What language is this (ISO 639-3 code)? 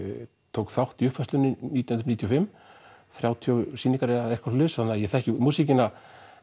isl